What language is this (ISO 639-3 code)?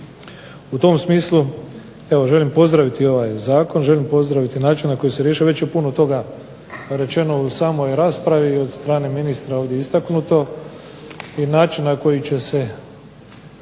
hrv